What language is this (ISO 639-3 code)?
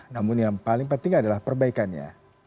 ind